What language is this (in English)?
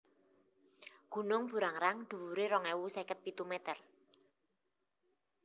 Javanese